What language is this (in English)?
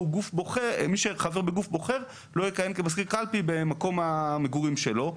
Hebrew